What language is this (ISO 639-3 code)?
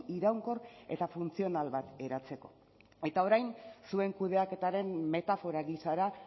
eus